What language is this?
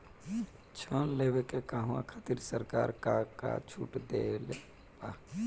Bhojpuri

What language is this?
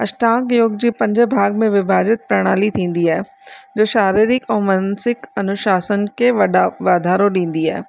Sindhi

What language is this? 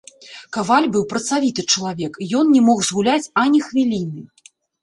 Belarusian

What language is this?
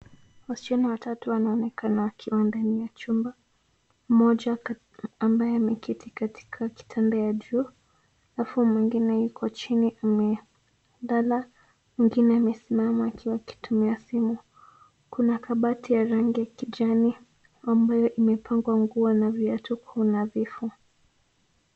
Swahili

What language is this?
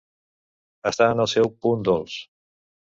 Catalan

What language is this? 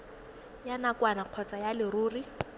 Tswana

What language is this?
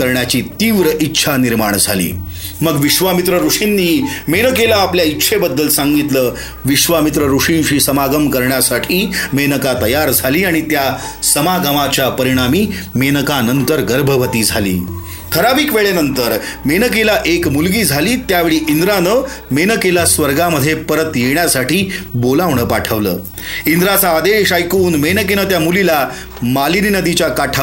Marathi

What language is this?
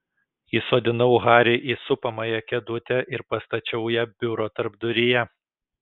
Lithuanian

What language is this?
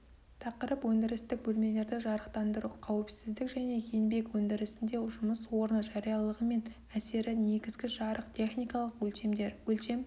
Kazakh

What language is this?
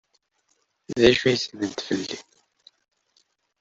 Kabyle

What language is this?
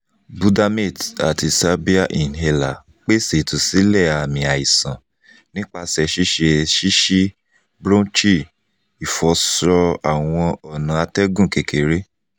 Yoruba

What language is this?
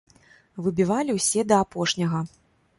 Belarusian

